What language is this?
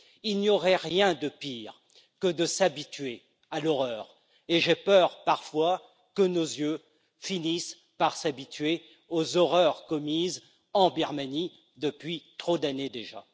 French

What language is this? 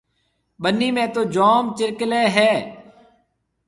Marwari (Pakistan)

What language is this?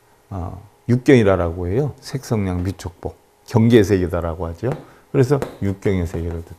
Korean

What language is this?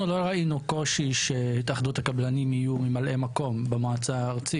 Hebrew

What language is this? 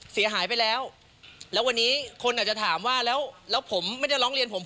Thai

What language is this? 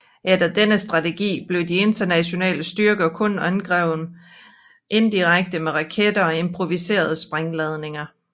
Danish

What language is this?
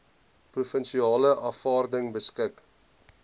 Afrikaans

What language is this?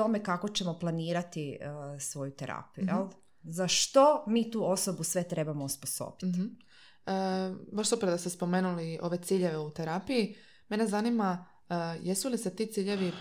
Croatian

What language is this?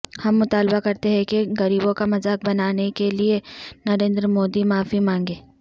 Urdu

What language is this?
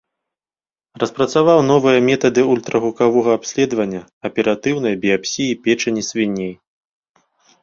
Belarusian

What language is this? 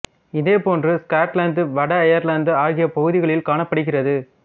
Tamil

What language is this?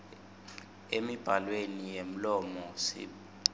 Swati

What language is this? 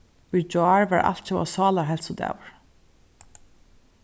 Faroese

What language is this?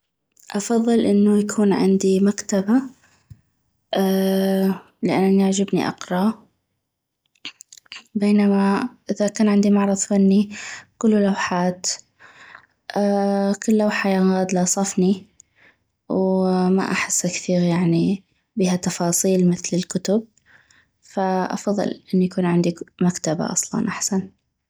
North Mesopotamian Arabic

